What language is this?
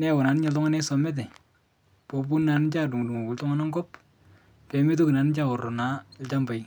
Masai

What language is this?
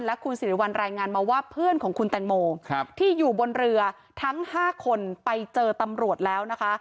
Thai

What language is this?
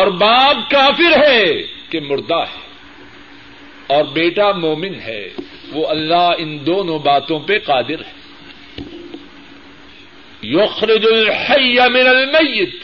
Urdu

